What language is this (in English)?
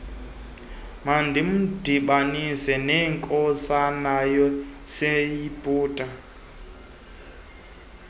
Xhosa